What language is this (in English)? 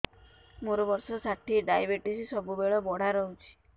Odia